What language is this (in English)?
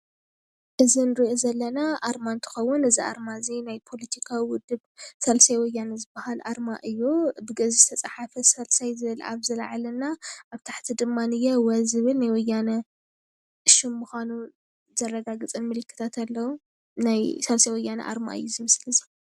Tigrinya